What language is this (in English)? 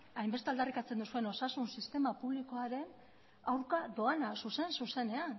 Basque